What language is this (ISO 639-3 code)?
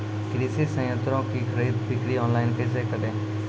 mai